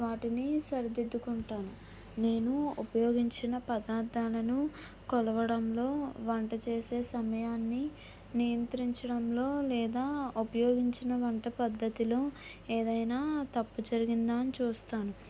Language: Telugu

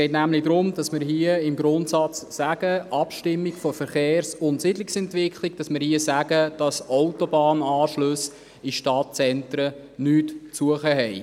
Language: Swiss German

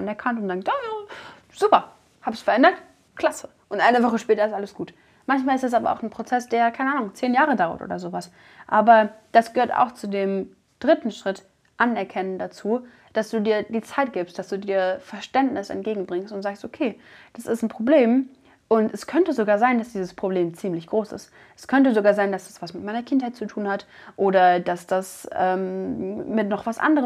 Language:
German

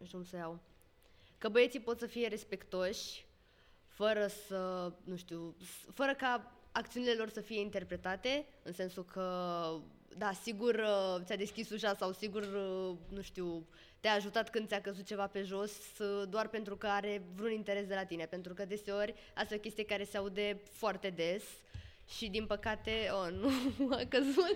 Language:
Romanian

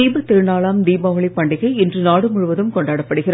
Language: Tamil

